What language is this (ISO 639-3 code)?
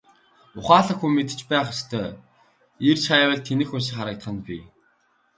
mon